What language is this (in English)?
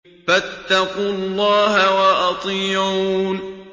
Arabic